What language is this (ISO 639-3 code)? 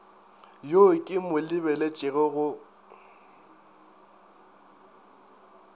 nso